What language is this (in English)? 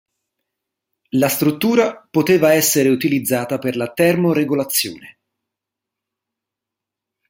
Italian